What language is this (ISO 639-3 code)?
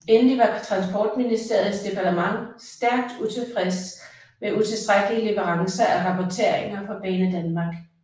dan